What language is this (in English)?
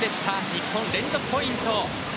Japanese